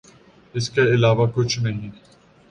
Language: Urdu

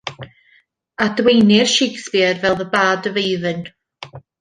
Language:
Welsh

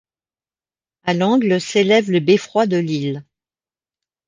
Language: French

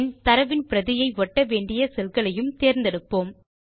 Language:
Tamil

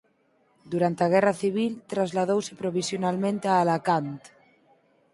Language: Galician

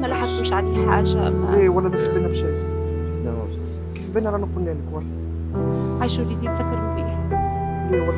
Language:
Arabic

